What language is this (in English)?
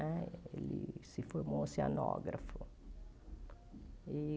Portuguese